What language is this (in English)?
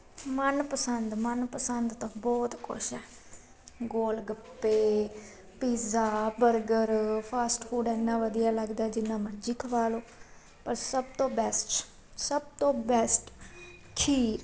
Punjabi